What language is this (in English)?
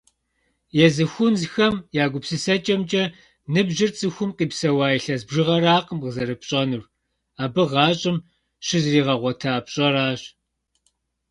Kabardian